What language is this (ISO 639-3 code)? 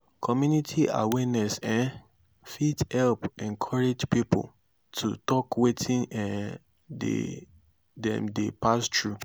pcm